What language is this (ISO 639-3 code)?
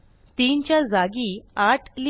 mar